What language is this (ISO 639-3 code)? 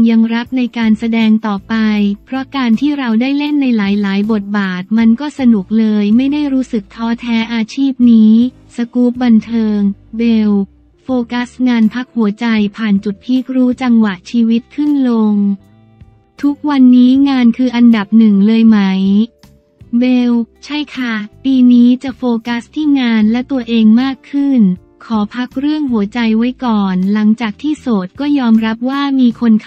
tha